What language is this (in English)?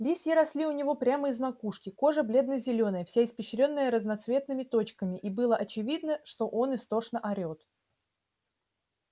Russian